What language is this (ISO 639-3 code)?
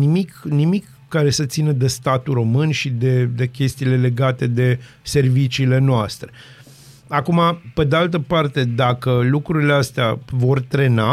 ron